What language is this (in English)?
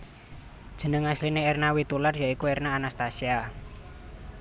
Javanese